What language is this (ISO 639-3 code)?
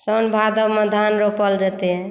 mai